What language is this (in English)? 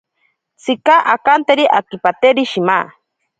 Ashéninka Perené